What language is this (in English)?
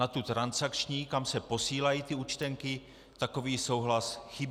Czech